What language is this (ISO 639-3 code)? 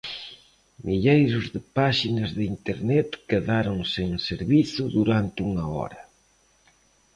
glg